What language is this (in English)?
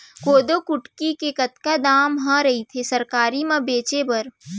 Chhattisgarhi